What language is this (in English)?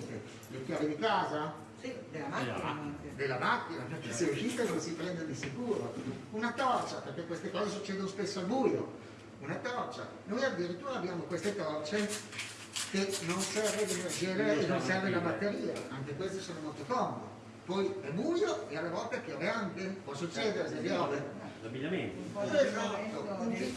Italian